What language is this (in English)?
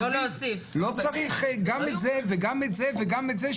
Hebrew